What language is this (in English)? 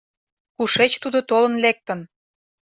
Mari